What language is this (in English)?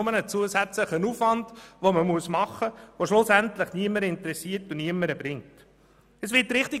Swiss German